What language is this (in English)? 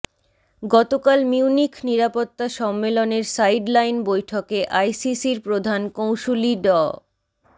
Bangla